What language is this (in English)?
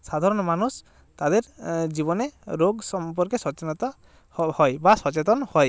Bangla